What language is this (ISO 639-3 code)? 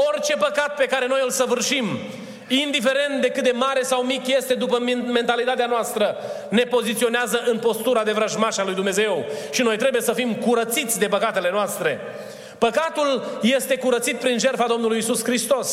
ron